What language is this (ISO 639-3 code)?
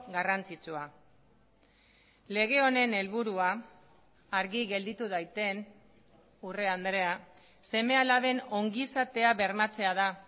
eus